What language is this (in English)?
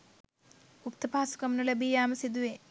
Sinhala